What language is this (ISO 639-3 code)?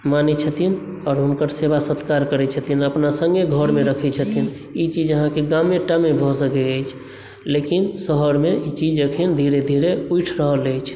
mai